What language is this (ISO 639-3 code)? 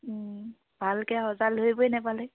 asm